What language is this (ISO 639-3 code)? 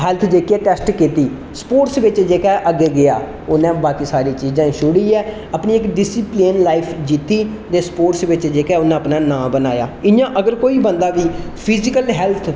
doi